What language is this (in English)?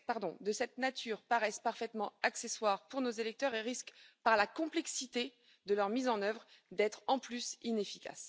French